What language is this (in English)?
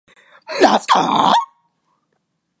Japanese